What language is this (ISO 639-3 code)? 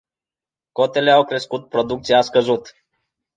ron